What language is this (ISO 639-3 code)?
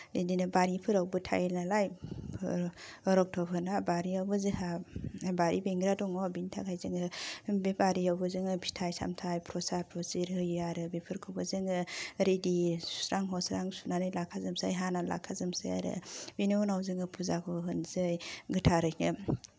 brx